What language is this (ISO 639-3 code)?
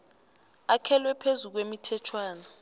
nbl